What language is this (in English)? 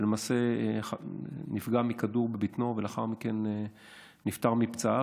Hebrew